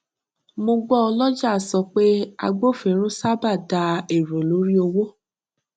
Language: Yoruba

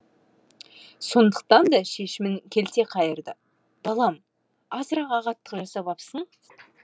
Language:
Kazakh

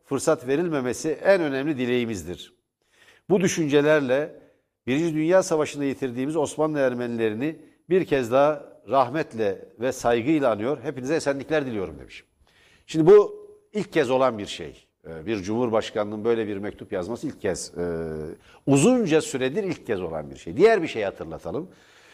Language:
Turkish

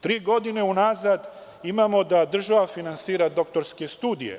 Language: Serbian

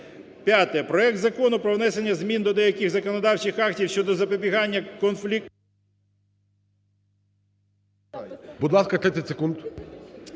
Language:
Ukrainian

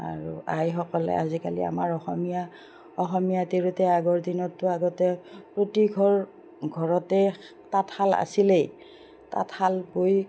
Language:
Assamese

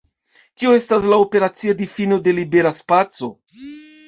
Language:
Esperanto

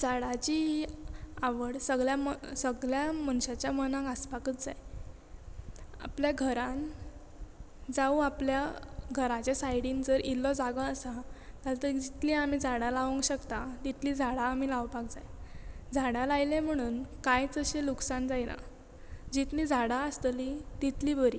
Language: Konkani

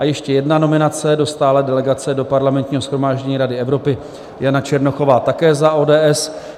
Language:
Czech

